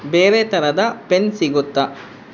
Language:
Kannada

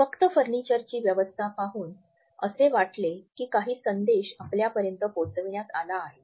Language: Marathi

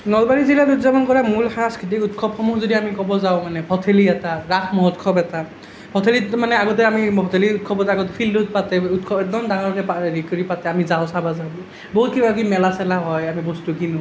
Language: Assamese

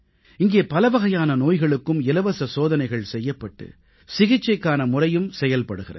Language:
Tamil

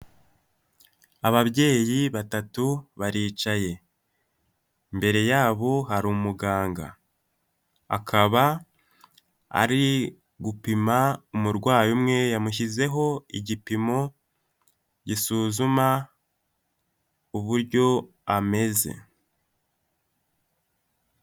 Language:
Kinyarwanda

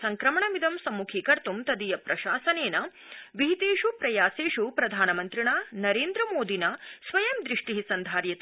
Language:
Sanskrit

